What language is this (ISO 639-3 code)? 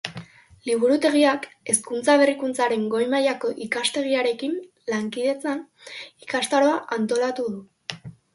eus